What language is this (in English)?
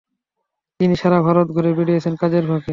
Bangla